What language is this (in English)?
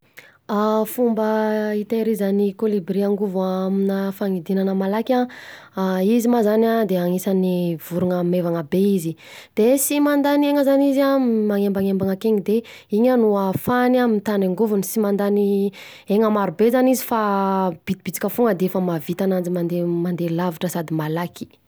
Southern Betsimisaraka Malagasy